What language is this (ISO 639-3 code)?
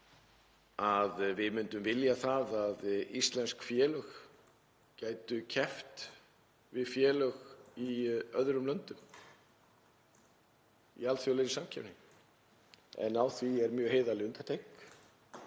isl